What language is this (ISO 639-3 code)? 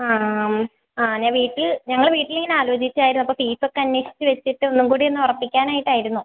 mal